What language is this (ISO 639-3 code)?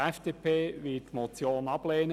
gsw